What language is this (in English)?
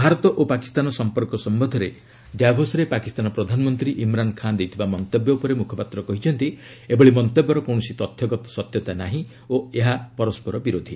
Odia